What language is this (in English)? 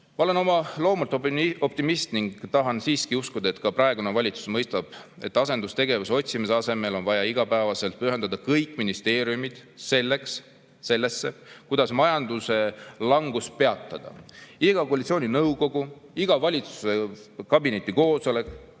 Estonian